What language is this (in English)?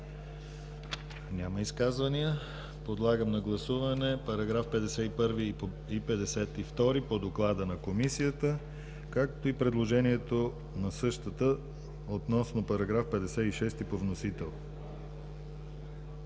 Bulgarian